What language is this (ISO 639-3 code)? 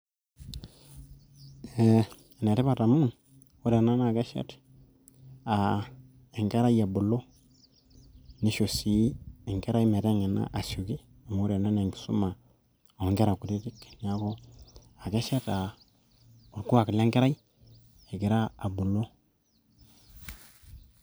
mas